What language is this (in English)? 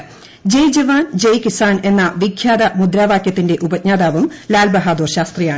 Malayalam